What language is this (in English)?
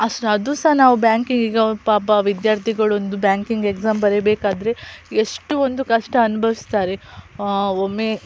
Kannada